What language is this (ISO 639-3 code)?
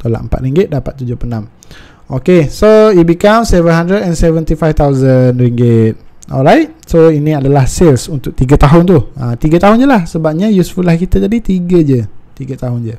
msa